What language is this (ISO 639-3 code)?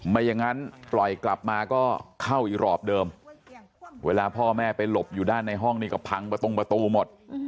tha